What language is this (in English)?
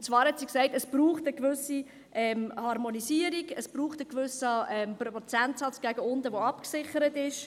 Swiss German